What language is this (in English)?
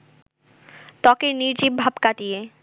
Bangla